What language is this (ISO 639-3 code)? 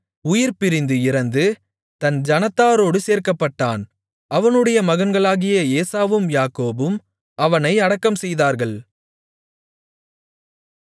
tam